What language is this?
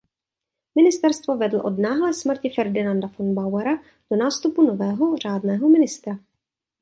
Czech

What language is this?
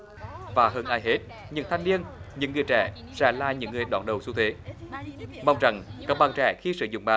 Vietnamese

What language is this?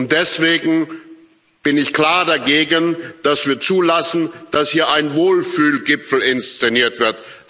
German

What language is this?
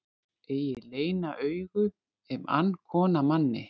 Icelandic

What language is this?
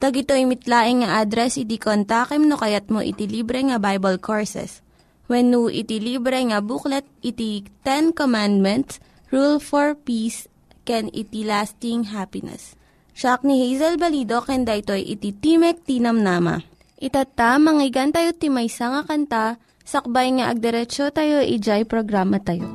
Filipino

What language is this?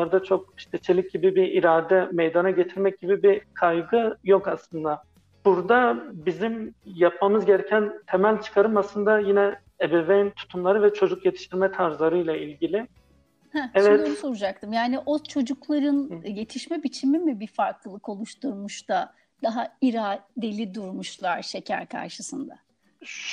Turkish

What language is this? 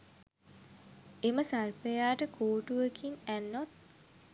Sinhala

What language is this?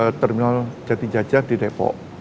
Indonesian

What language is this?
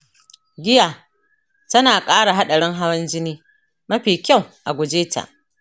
Hausa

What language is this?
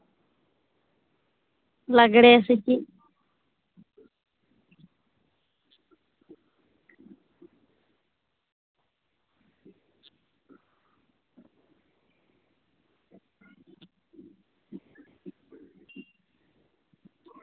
Santali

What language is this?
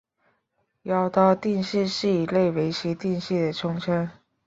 Chinese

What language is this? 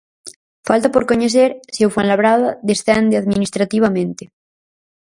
Galician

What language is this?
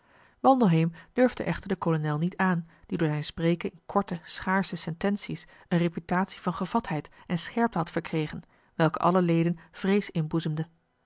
Dutch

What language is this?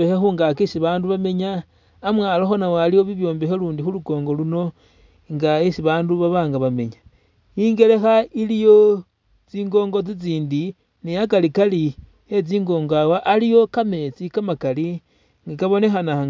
Masaaba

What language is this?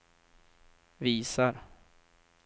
Swedish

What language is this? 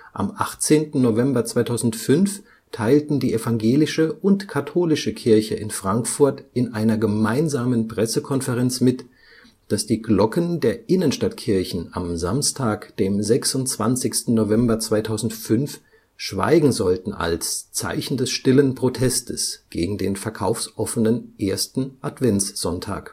German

